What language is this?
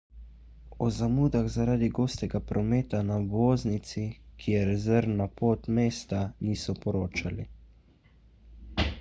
Slovenian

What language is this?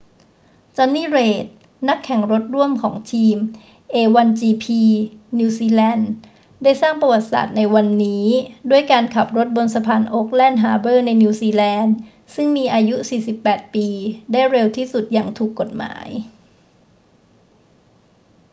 Thai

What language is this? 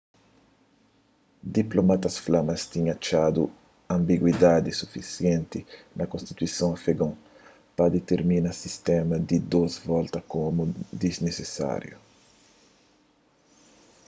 Kabuverdianu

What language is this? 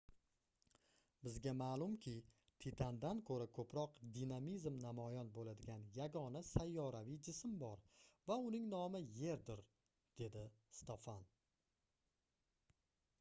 Uzbek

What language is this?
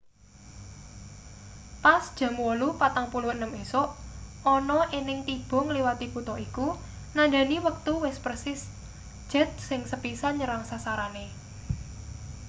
Javanese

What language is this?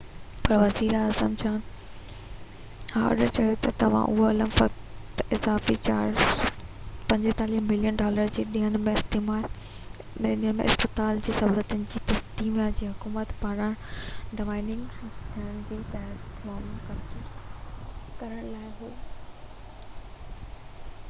Sindhi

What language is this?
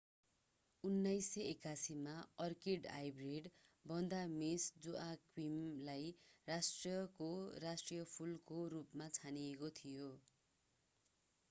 Nepali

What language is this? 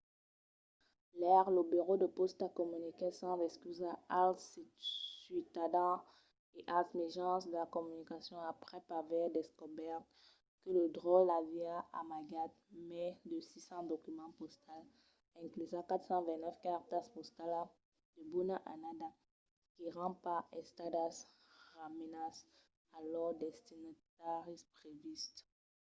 Occitan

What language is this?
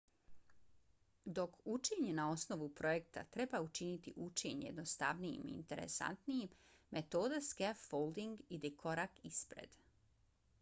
Bosnian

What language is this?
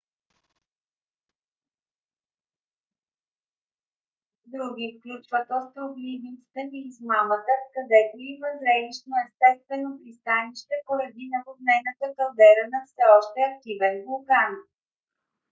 Bulgarian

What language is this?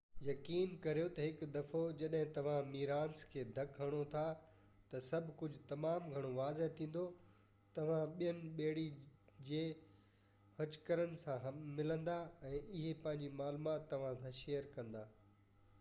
Sindhi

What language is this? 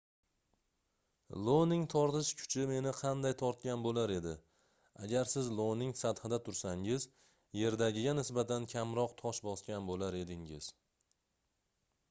Uzbek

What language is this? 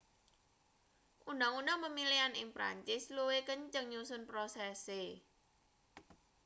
Javanese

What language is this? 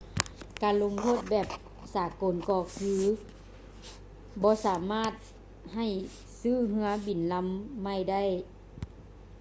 Lao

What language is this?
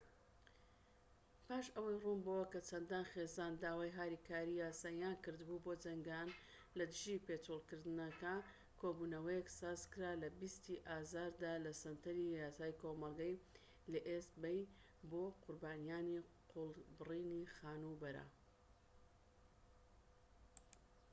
Central Kurdish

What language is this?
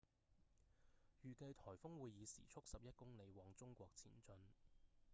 Cantonese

